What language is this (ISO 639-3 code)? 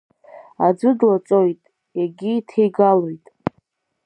abk